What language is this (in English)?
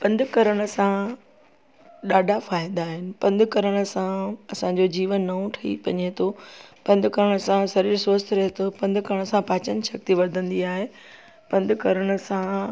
Sindhi